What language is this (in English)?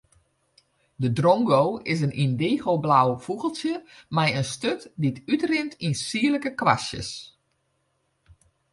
Western Frisian